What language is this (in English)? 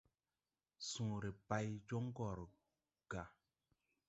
Tupuri